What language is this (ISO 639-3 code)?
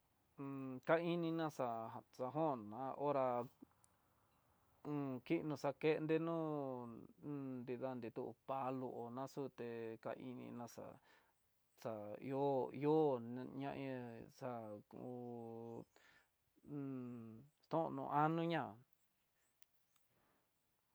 mtx